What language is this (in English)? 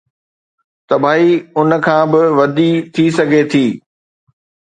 Sindhi